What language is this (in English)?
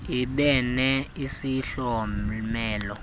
Xhosa